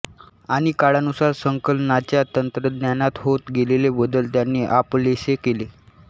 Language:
Marathi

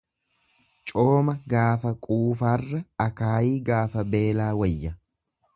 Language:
Oromo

